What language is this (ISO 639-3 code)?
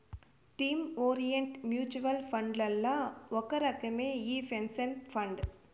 tel